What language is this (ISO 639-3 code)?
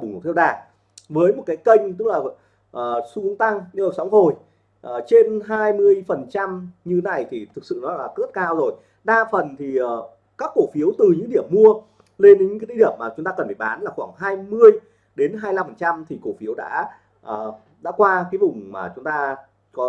vie